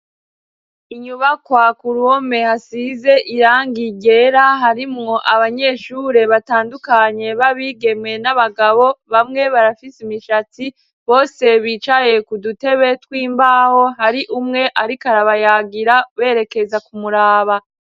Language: Rundi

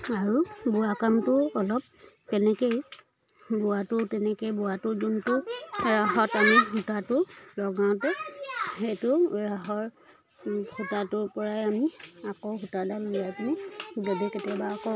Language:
Assamese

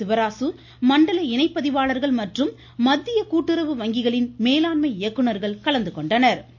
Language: Tamil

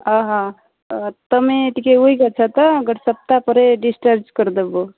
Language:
Odia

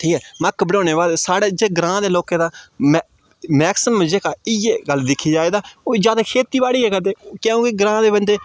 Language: Dogri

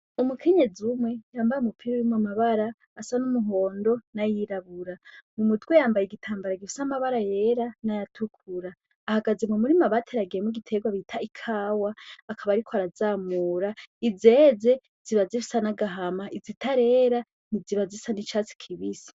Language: Rundi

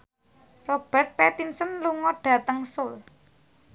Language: Javanese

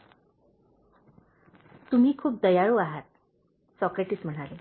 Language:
Marathi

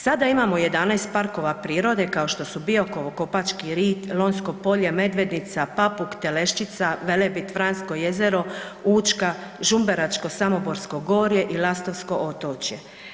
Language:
Croatian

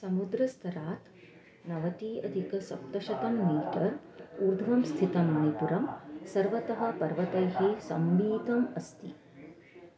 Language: Sanskrit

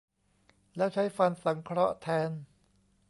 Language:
Thai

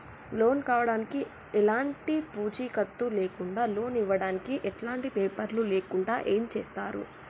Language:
Telugu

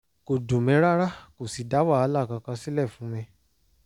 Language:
Yoruba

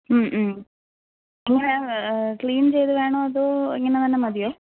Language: Malayalam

